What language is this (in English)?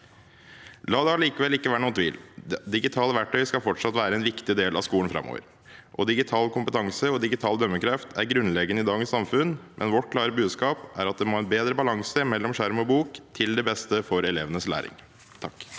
Norwegian